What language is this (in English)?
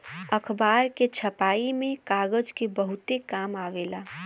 Bhojpuri